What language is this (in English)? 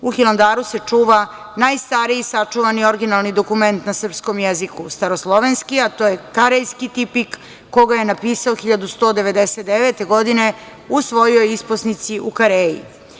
Serbian